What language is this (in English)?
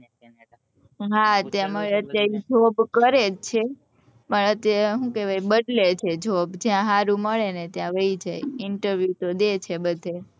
Gujarati